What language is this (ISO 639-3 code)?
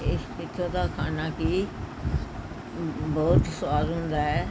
pan